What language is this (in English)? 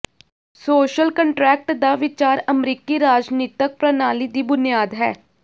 Punjabi